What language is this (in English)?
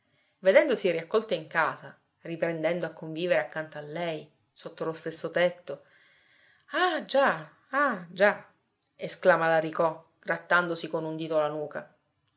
Italian